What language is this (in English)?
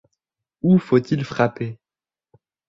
French